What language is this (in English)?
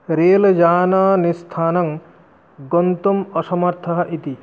Sanskrit